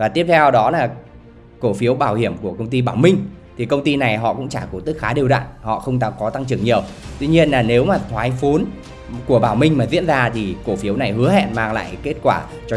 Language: Vietnamese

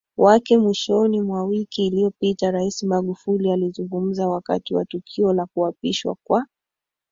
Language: Swahili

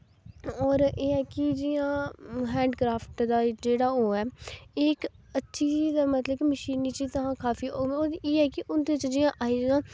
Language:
Dogri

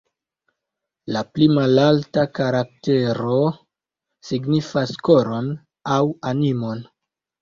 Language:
Esperanto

